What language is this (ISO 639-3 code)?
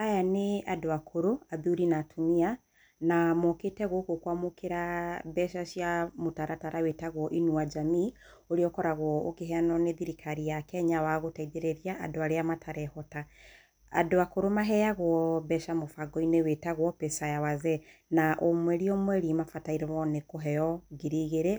kik